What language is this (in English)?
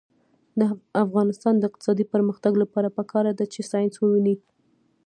Pashto